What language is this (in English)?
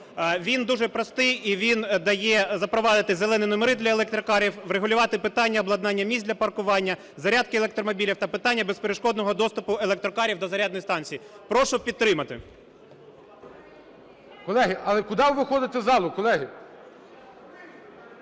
Ukrainian